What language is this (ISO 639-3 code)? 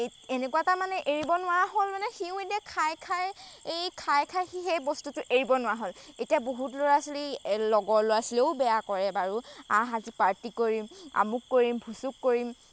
asm